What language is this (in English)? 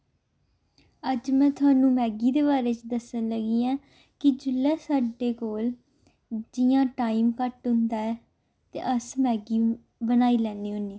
Dogri